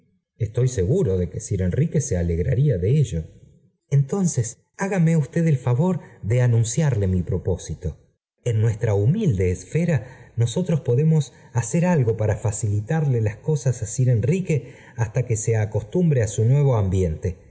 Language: Spanish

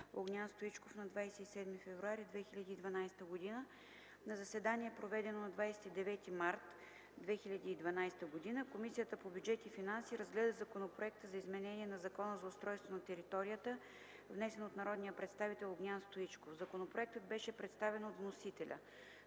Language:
Bulgarian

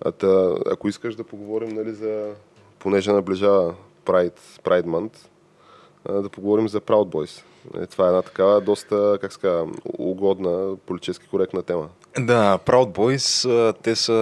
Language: Bulgarian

